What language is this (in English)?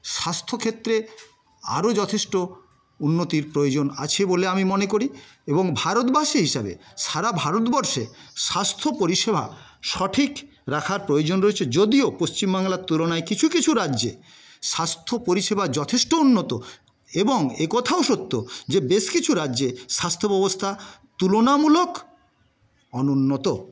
Bangla